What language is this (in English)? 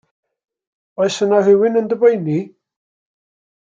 Welsh